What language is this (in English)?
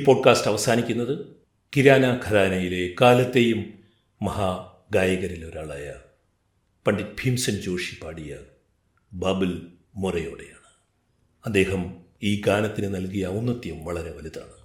Malayalam